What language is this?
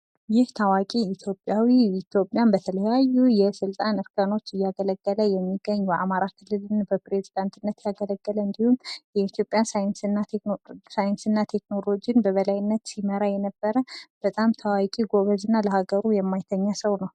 Amharic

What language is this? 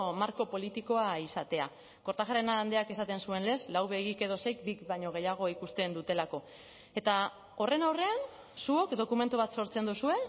Basque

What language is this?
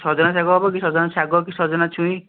Odia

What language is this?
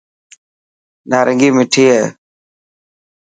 Dhatki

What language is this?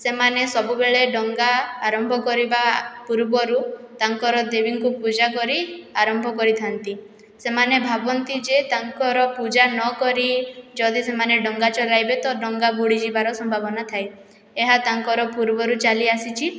Odia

